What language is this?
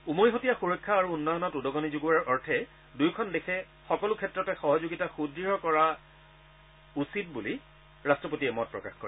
Assamese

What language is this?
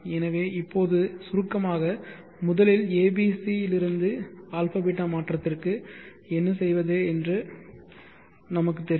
Tamil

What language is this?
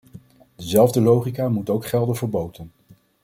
Dutch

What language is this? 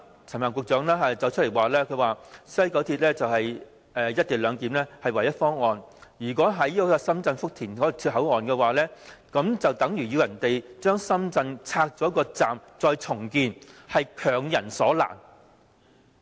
Cantonese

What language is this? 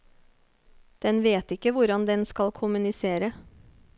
Norwegian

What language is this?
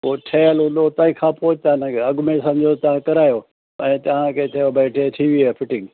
Sindhi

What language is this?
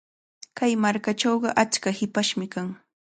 Cajatambo North Lima Quechua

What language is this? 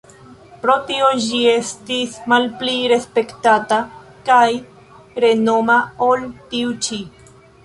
Esperanto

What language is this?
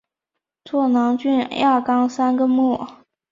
Chinese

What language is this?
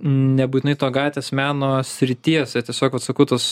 Lithuanian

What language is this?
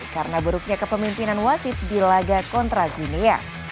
Indonesian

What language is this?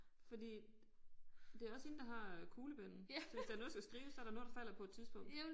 Danish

